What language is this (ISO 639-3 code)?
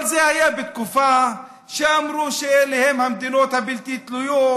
heb